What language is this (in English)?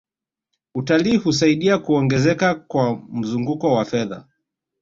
Swahili